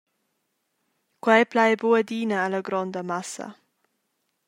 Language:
Romansh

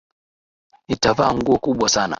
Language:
Swahili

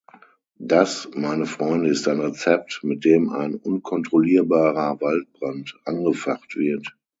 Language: German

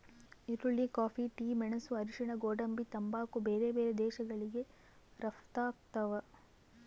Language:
Kannada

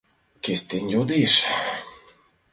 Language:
Mari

